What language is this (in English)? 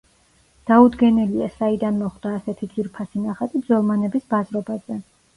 Georgian